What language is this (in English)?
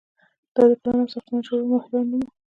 Pashto